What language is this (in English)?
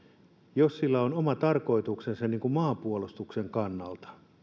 Finnish